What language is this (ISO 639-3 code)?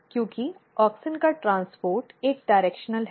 hin